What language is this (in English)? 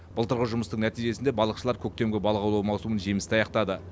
Kazakh